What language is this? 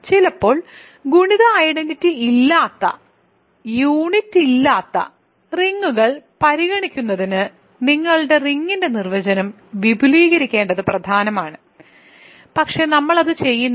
Malayalam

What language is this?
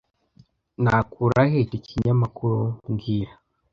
Kinyarwanda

